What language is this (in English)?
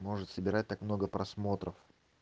Russian